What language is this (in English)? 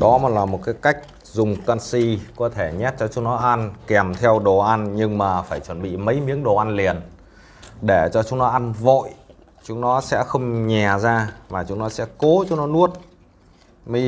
Vietnamese